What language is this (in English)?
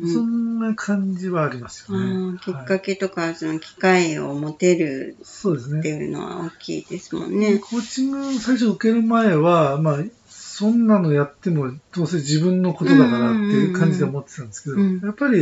Japanese